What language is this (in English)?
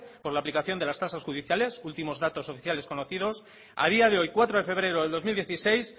Spanish